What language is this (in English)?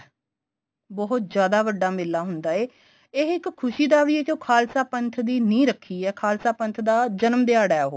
Punjabi